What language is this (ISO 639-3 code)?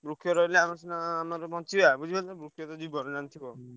ori